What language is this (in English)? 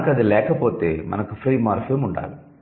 Telugu